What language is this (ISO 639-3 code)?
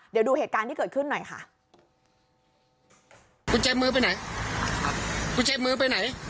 tha